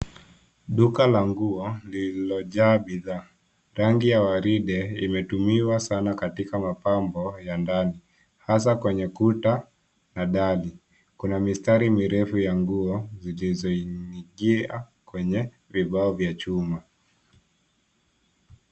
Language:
Swahili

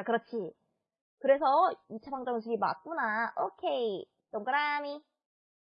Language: Korean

